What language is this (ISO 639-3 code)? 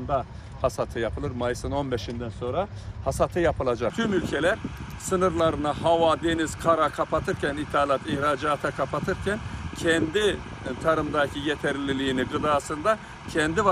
tur